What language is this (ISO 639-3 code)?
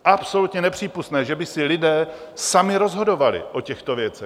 ces